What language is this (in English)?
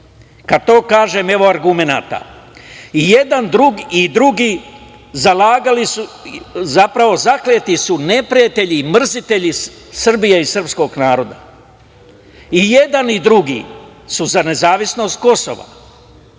Serbian